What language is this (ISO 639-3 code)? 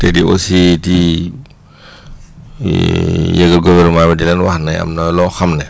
wol